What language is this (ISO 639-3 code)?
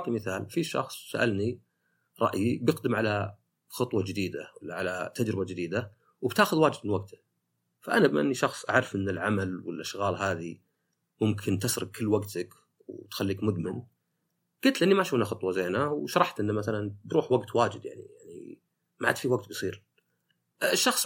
ara